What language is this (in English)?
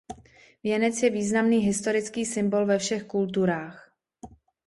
Czech